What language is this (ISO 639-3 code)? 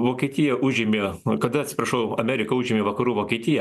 lit